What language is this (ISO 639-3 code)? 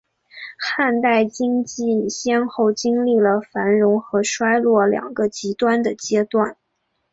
zho